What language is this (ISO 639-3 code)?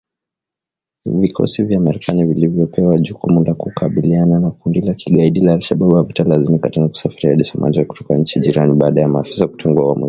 swa